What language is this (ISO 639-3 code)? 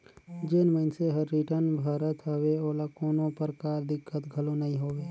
hne